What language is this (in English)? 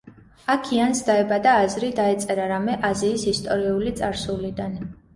Georgian